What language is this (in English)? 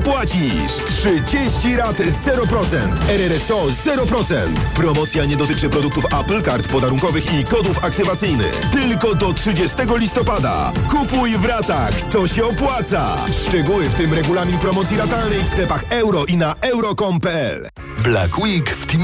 Polish